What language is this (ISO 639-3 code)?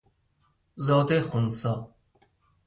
fas